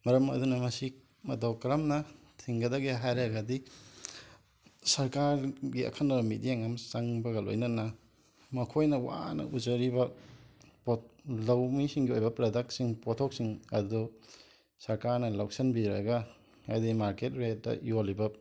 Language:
Manipuri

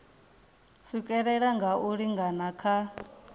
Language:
Venda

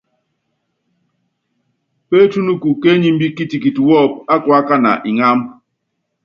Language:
Yangben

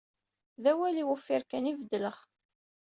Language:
Kabyle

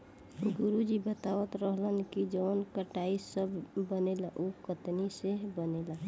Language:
Bhojpuri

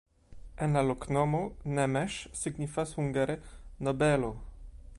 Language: Esperanto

